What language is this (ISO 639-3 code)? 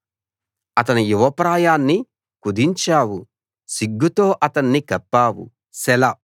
tel